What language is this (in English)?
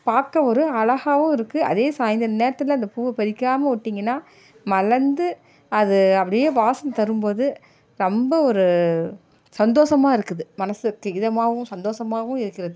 Tamil